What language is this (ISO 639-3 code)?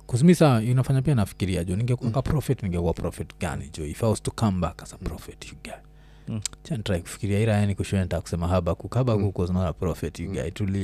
swa